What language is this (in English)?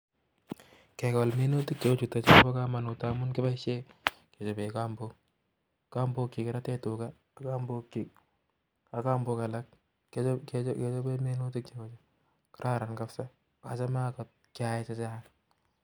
Kalenjin